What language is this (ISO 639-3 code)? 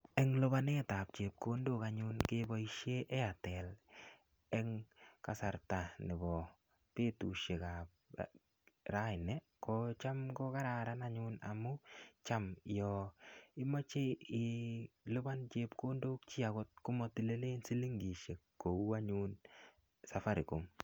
kln